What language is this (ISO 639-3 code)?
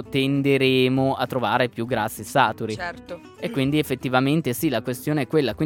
ita